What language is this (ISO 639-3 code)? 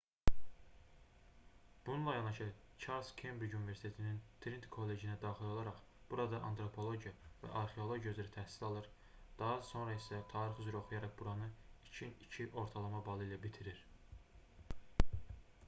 aze